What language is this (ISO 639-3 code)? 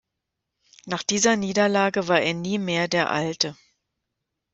deu